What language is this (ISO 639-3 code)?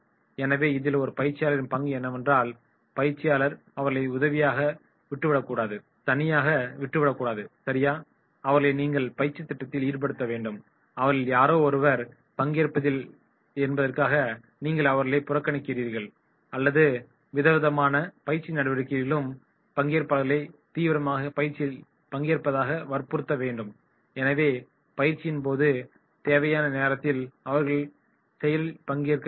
tam